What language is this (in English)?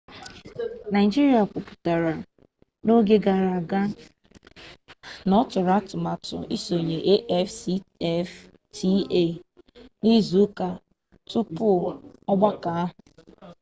Igbo